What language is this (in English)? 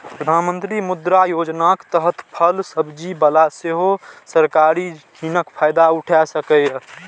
Maithili